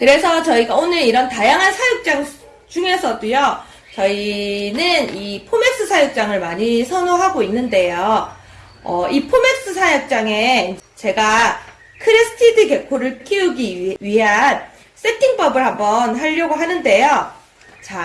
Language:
Korean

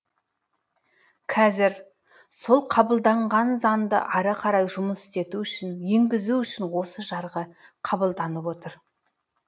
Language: Kazakh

